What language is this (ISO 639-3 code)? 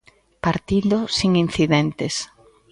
glg